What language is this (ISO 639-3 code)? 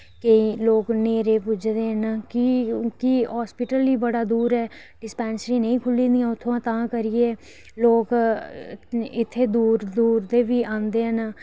doi